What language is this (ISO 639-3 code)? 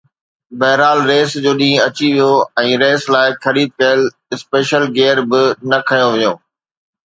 snd